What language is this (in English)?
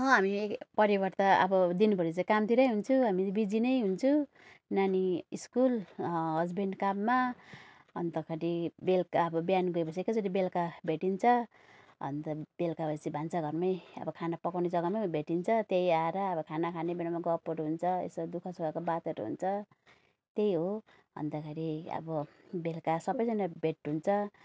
Nepali